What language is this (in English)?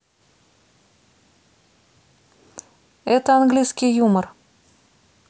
Russian